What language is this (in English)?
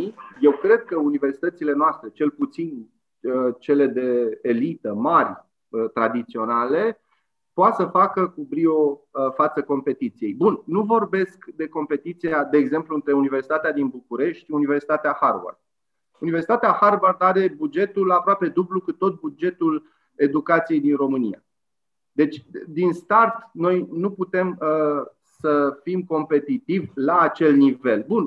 Romanian